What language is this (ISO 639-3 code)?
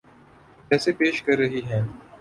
urd